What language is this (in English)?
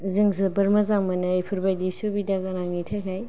Bodo